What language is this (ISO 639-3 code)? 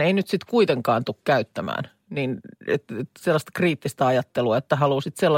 fin